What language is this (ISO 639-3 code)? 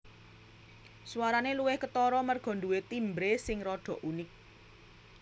jav